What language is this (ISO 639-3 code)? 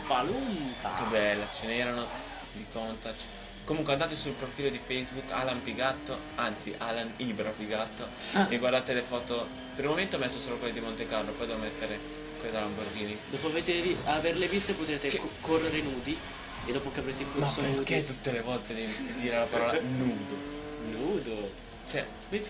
ita